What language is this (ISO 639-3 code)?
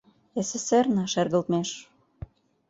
chm